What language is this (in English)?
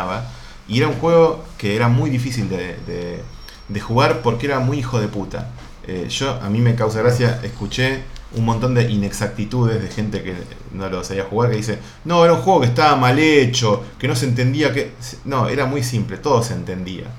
Spanish